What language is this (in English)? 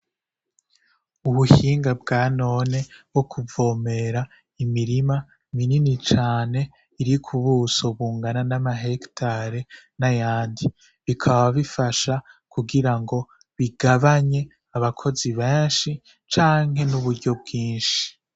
Rundi